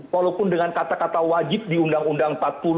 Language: Indonesian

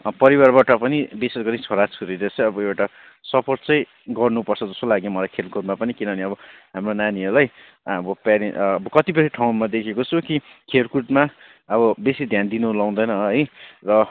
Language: Nepali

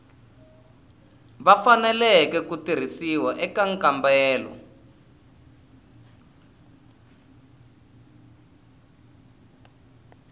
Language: Tsonga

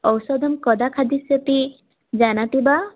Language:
Sanskrit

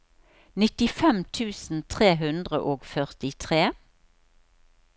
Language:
Norwegian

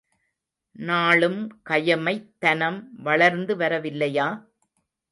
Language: Tamil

